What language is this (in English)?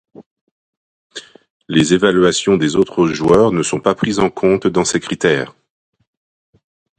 French